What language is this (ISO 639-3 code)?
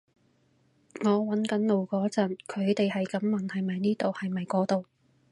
yue